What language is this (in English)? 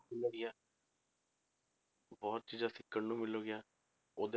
Punjabi